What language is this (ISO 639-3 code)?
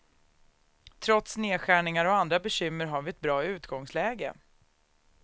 swe